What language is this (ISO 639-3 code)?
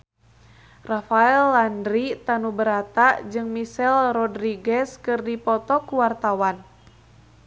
sun